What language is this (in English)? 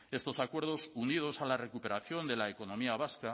Spanish